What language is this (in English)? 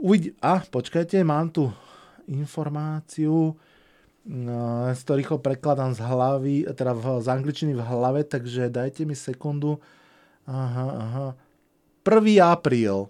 Slovak